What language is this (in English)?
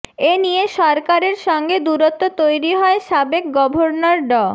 Bangla